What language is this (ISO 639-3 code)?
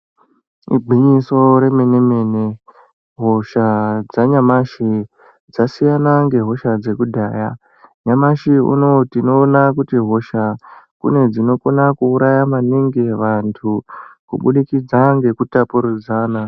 ndc